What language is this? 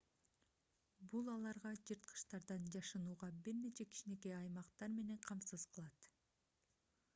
Kyrgyz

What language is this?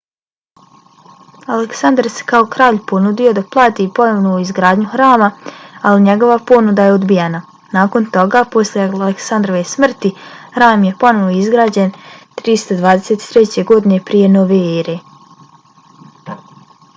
Bosnian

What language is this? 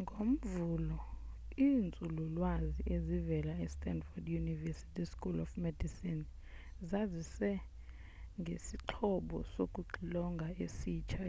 Xhosa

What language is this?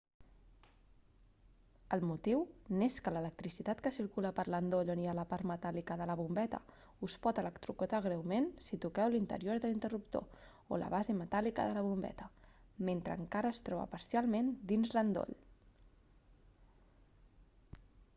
Catalan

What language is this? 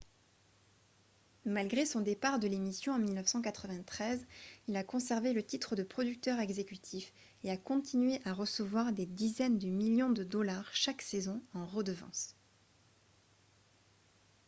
French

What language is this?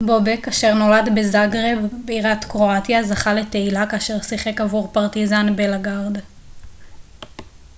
Hebrew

